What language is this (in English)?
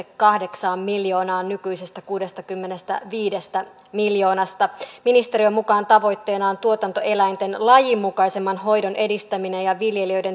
Finnish